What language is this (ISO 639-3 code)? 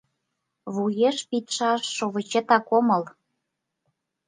chm